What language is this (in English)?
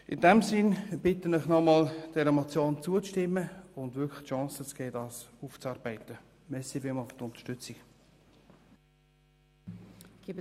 Swiss German